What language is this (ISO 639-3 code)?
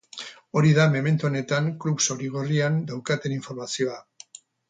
eus